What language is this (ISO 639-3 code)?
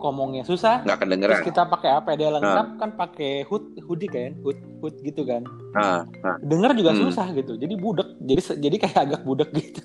ind